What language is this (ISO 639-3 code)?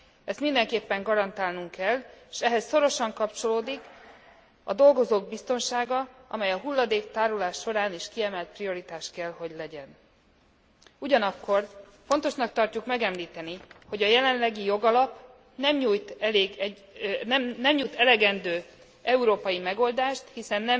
hun